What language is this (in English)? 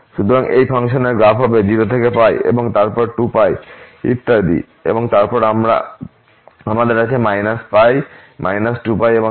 Bangla